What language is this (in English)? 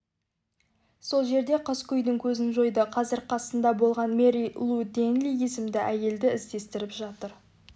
Kazakh